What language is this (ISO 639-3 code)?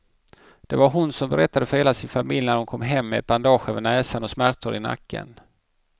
swe